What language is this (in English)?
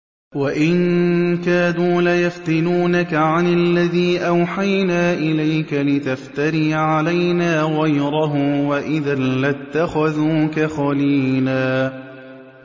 Arabic